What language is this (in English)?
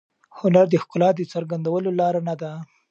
Pashto